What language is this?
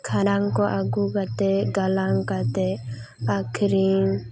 Santali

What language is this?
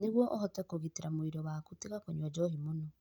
Kikuyu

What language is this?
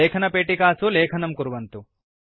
Sanskrit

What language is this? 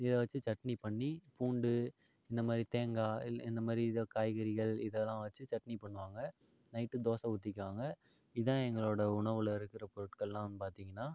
Tamil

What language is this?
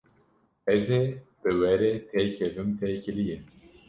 Kurdish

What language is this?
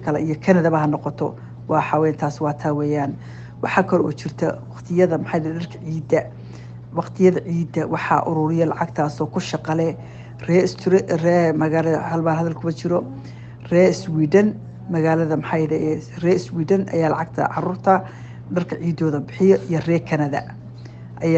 Arabic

